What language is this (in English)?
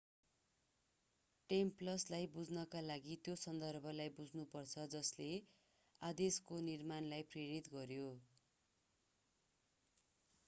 Nepali